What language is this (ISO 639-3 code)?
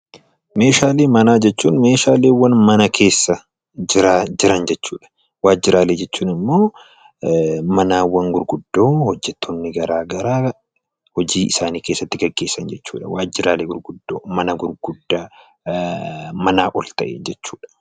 orm